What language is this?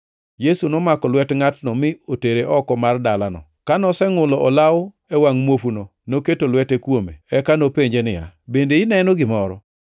Luo (Kenya and Tanzania)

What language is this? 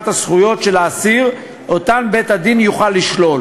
Hebrew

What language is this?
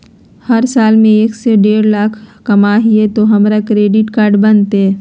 Magahi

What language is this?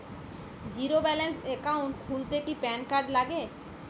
Bangla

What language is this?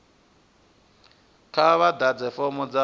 Venda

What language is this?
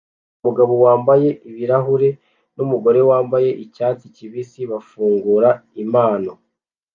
Kinyarwanda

